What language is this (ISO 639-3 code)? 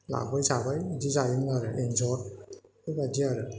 brx